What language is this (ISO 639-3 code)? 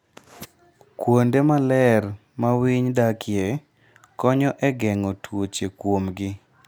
luo